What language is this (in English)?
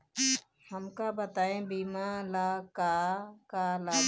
Bhojpuri